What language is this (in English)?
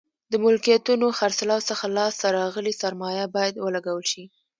Pashto